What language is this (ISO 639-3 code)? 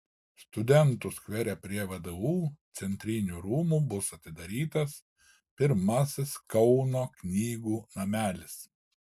lit